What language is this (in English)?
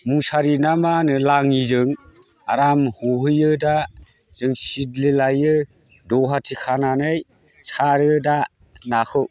Bodo